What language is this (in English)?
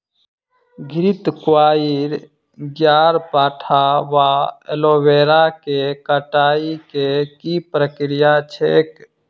Maithili